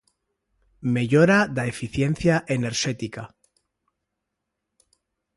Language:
Galician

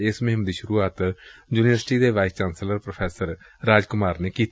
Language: Punjabi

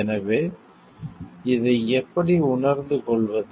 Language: Tamil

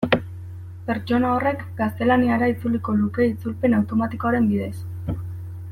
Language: Basque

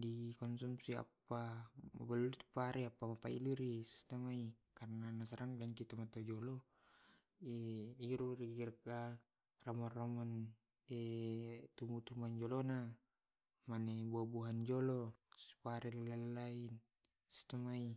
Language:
Tae'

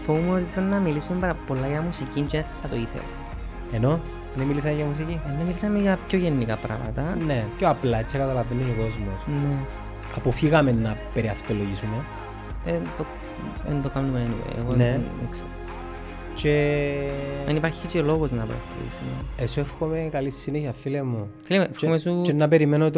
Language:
Greek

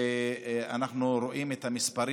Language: Hebrew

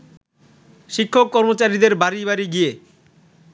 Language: Bangla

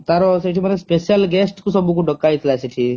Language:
Odia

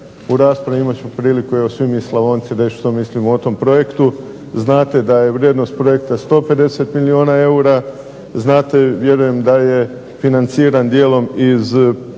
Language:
Croatian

